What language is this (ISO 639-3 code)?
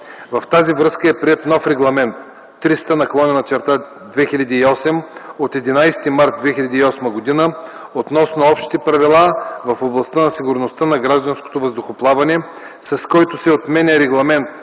bul